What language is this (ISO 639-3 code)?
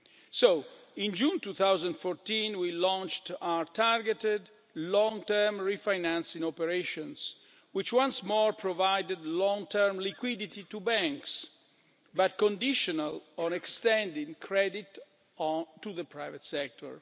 eng